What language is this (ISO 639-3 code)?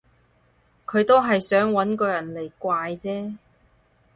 yue